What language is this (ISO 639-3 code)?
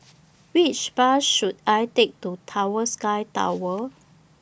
eng